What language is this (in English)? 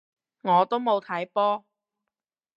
Cantonese